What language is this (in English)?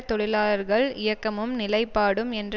Tamil